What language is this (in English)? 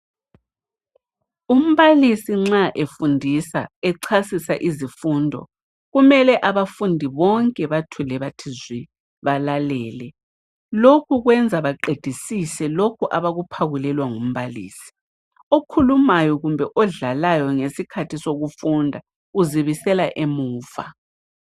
North Ndebele